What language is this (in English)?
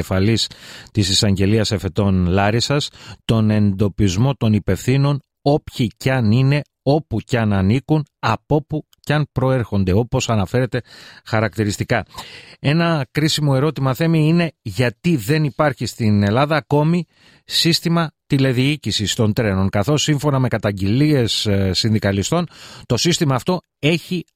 Greek